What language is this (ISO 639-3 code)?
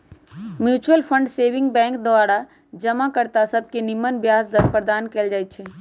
mag